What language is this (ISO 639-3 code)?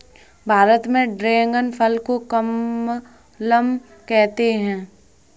hin